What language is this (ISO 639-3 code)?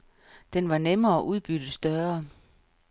dan